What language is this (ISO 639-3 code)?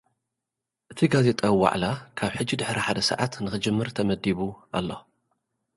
tir